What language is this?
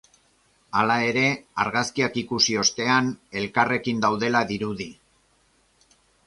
Basque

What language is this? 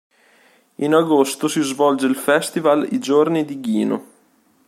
Italian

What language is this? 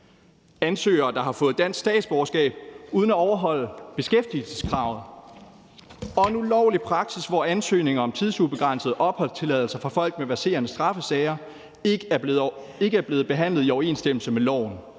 Danish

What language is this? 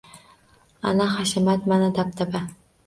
Uzbek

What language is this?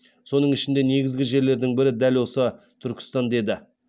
Kazakh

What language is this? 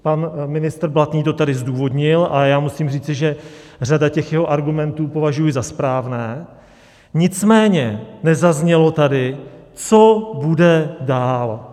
Czech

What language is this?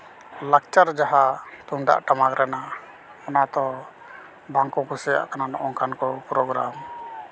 Santali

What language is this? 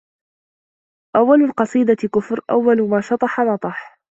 Arabic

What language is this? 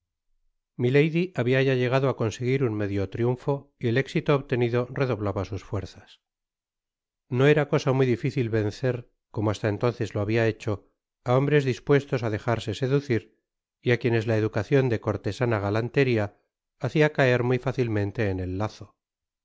Spanish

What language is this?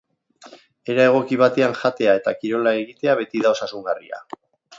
Basque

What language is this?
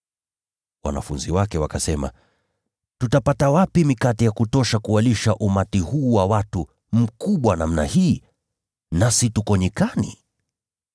Swahili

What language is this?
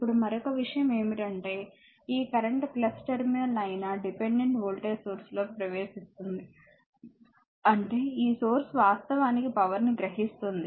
Telugu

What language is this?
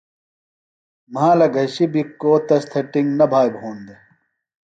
Phalura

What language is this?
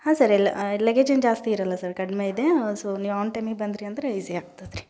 Kannada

